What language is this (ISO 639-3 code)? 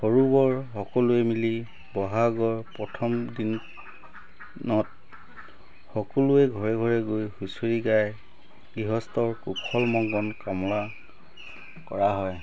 asm